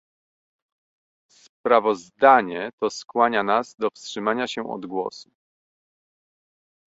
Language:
Polish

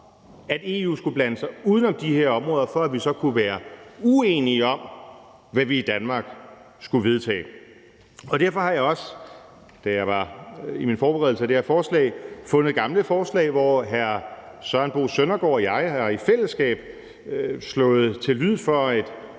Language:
Danish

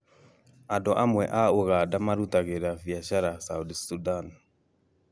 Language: Kikuyu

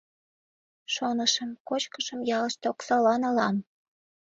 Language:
Mari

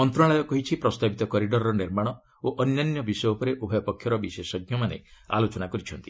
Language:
Odia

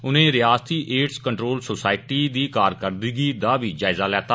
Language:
Dogri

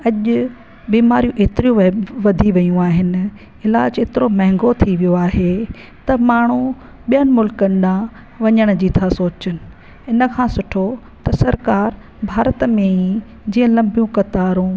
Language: Sindhi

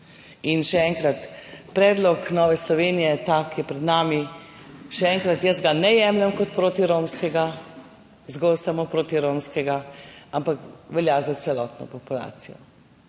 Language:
Slovenian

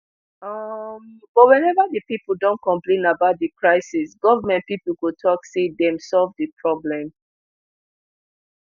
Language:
Nigerian Pidgin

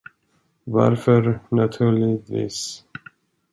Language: Swedish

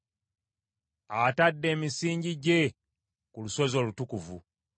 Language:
Ganda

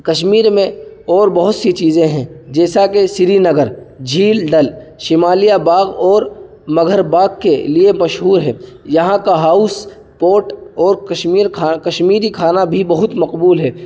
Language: Urdu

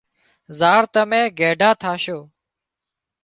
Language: Wadiyara Koli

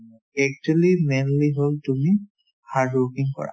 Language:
Assamese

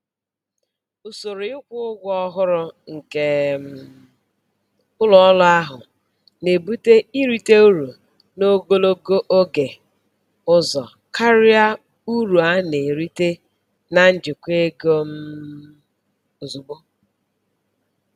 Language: Igbo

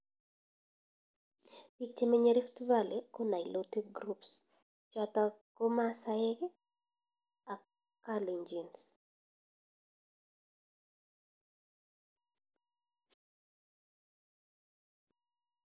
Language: Kalenjin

